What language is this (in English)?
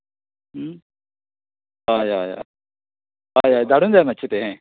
Konkani